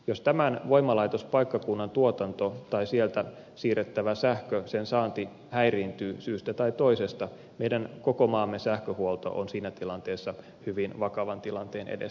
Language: Finnish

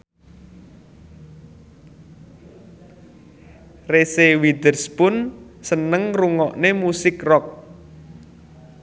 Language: Javanese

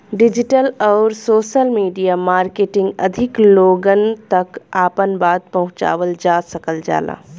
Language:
Bhojpuri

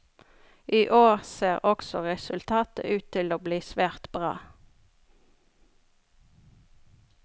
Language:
Norwegian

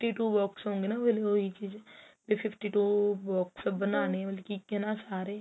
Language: Punjabi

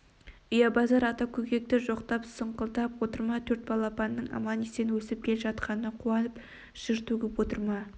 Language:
Kazakh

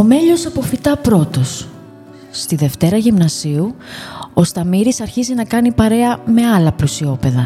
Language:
Greek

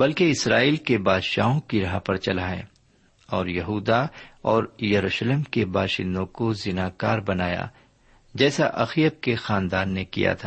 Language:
Urdu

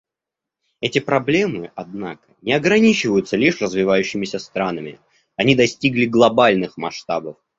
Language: Russian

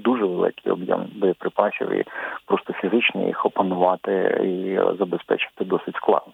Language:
Ukrainian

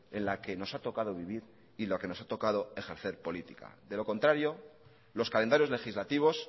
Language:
Spanish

